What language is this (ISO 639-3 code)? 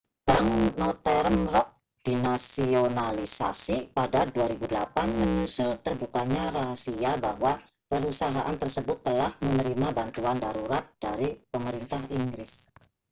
ind